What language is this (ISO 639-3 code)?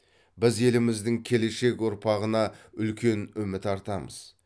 kaz